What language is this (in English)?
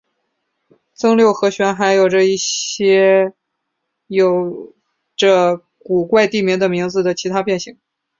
Chinese